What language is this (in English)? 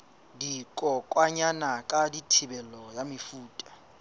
Southern Sotho